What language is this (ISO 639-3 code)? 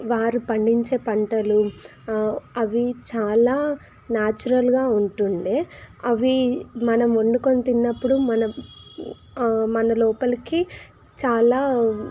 tel